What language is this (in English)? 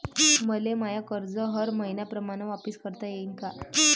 Marathi